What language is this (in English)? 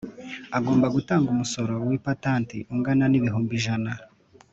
Kinyarwanda